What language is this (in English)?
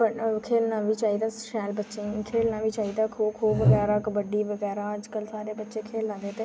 Dogri